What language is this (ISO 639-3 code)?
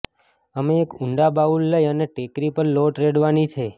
guj